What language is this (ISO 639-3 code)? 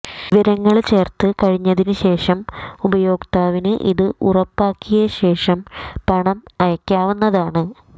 mal